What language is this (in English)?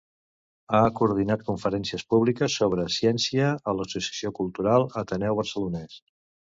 Catalan